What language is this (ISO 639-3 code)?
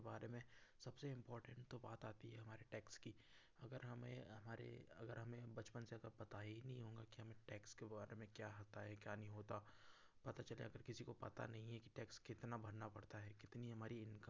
hin